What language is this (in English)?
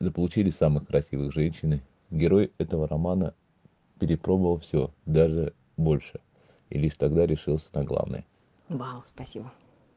Russian